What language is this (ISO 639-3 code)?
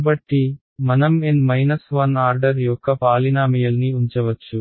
tel